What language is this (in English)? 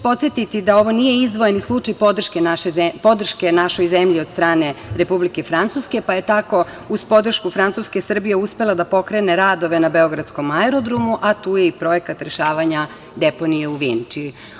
Serbian